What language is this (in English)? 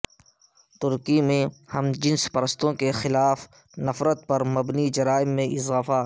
Urdu